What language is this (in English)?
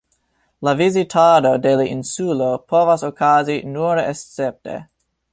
Esperanto